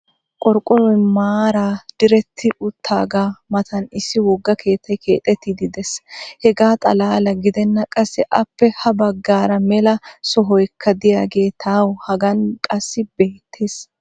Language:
Wolaytta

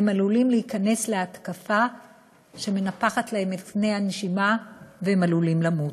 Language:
Hebrew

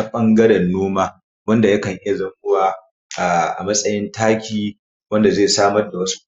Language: Hausa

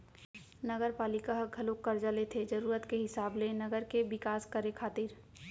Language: Chhattisgarhi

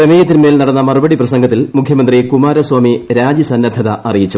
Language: Malayalam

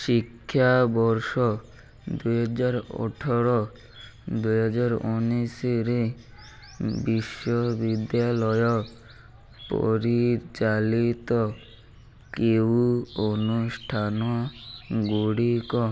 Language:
Odia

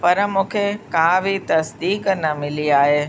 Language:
Sindhi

